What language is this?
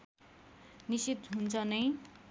Nepali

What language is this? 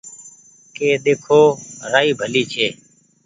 Goaria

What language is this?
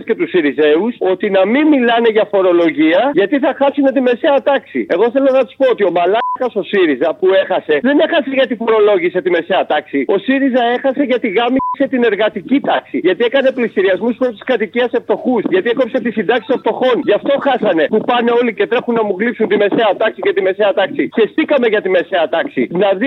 Greek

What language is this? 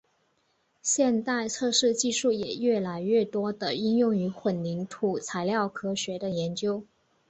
Chinese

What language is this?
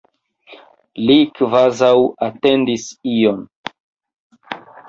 Esperanto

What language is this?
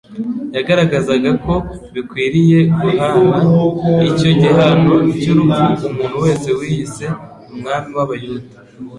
Kinyarwanda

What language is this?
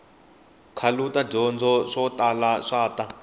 Tsonga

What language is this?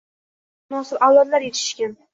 Uzbek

